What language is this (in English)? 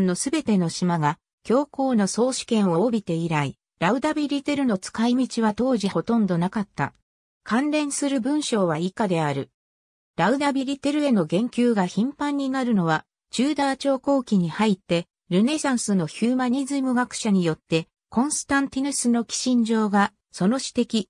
Japanese